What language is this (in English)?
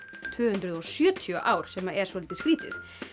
Icelandic